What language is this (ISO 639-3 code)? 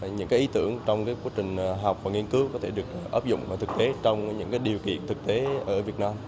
vie